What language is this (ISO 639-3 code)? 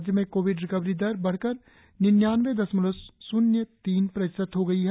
hin